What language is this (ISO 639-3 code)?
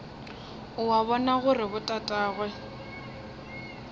nso